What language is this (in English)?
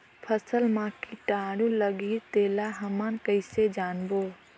Chhattisgarhi